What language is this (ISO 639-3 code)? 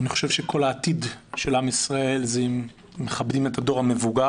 heb